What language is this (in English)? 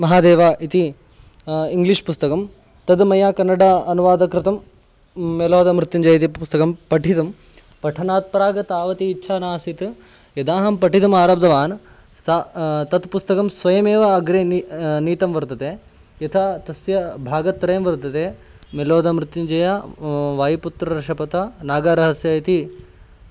Sanskrit